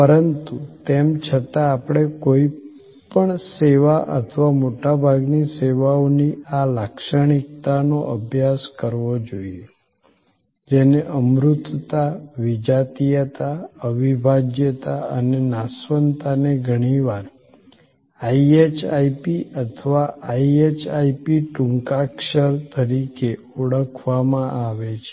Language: Gujarati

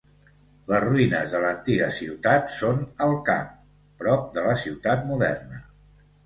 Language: Catalan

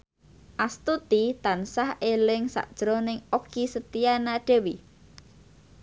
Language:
Javanese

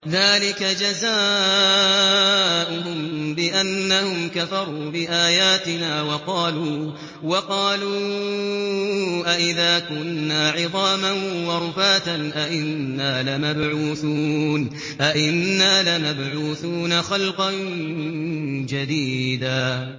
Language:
Arabic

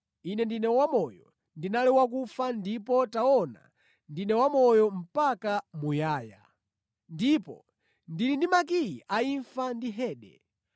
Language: Nyanja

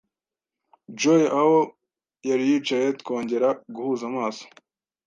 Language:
Kinyarwanda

